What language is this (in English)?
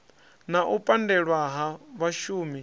Venda